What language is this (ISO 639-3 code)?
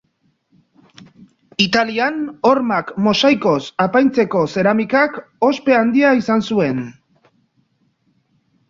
eus